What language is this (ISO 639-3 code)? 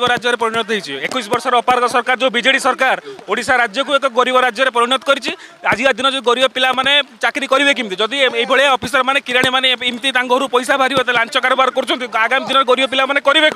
kor